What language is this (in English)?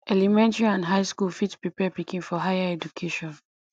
Nigerian Pidgin